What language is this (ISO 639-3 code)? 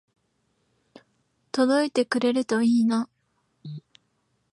jpn